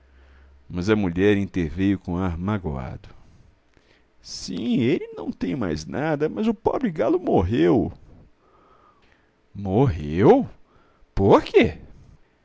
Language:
Portuguese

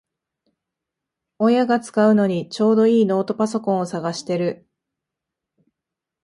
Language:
Japanese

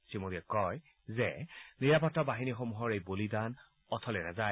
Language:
Assamese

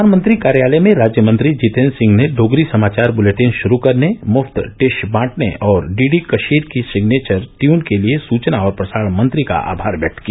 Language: Hindi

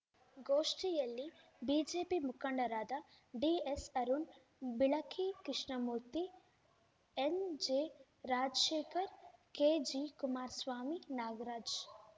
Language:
Kannada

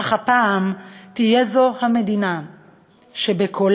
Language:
Hebrew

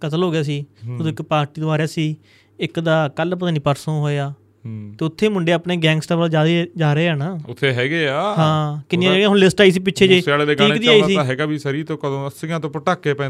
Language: Punjabi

